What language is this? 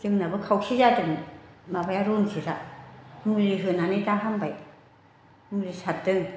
Bodo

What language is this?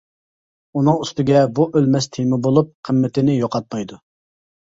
Uyghur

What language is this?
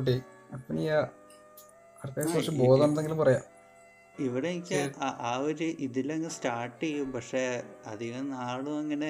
Malayalam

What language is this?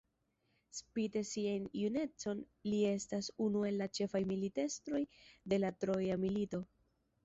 Esperanto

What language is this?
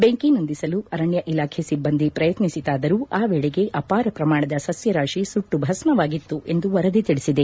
Kannada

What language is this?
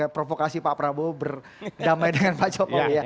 Indonesian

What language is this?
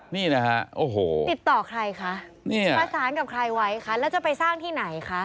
Thai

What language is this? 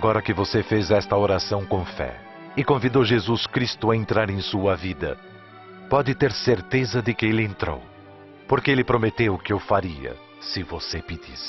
Portuguese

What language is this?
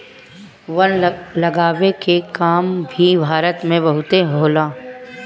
Bhojpuri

